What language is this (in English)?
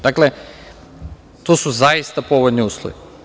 Serbian